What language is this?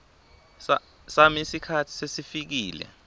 Swati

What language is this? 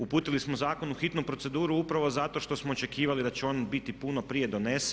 Croatian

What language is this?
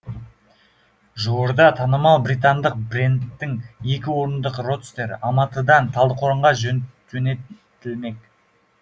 Kazakh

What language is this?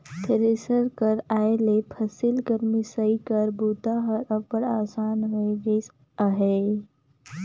Chhattisgarhi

